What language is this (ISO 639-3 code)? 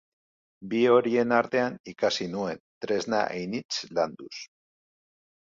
eus